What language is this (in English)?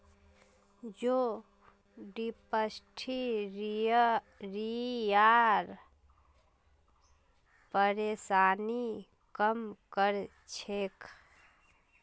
Magahi